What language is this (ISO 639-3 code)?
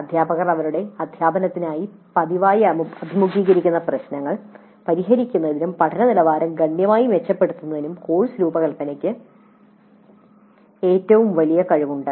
mal